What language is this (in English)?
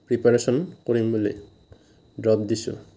Assamese